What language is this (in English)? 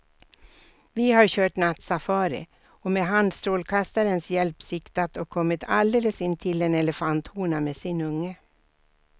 Swedish